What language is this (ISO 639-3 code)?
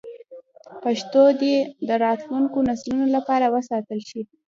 pus